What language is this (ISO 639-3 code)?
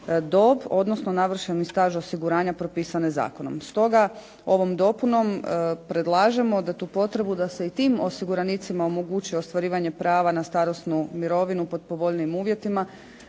hrv